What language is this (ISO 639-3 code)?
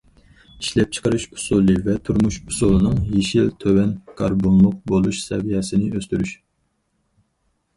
uig